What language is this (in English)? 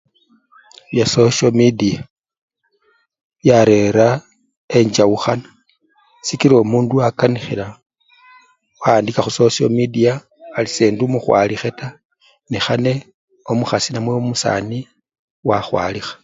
Luyia